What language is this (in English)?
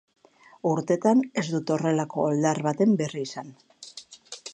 Basque